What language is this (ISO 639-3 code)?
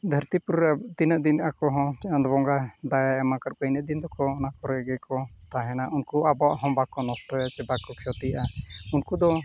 sat